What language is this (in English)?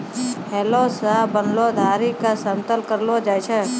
Maithili